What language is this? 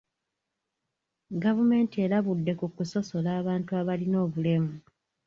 Ganda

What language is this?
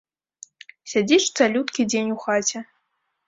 Belarusian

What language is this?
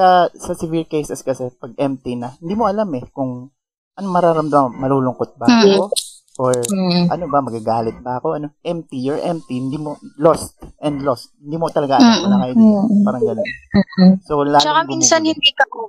Filipino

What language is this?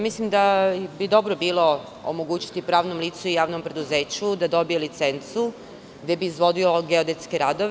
Serbian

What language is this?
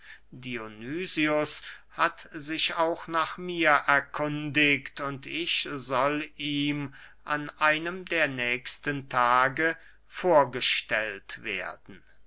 German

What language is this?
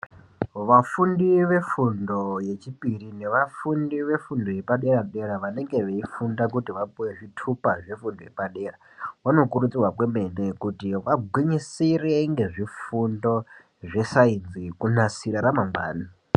Ndau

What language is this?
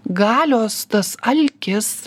Lithuanian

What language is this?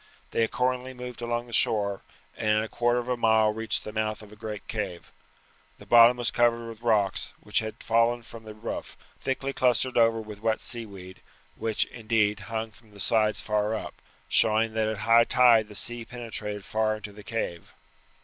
English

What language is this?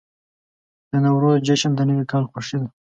Pashto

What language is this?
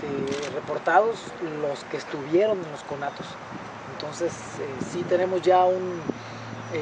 Spanish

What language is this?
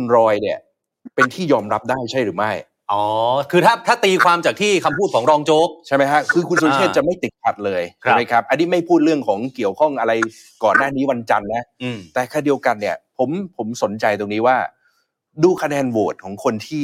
Thai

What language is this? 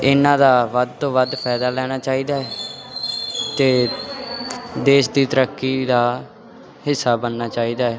Punjabi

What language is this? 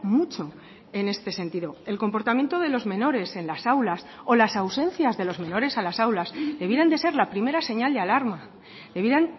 Spanish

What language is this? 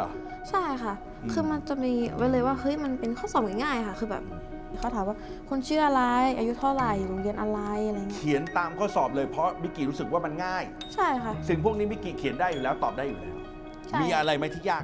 Thai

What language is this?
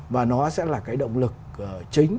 Vietnamese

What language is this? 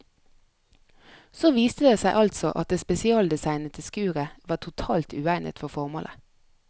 Norwegian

